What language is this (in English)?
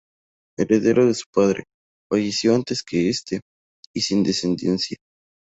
Spanish